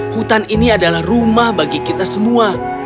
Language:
Indonesian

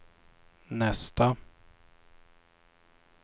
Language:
Swedish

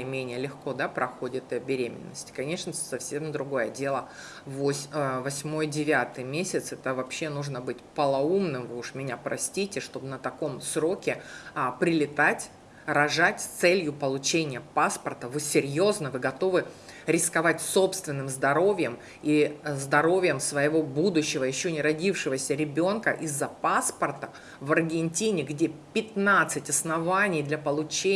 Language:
Russian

